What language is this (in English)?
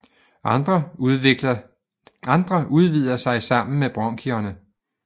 Danish